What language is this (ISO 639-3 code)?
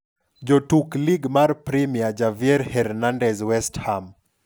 luo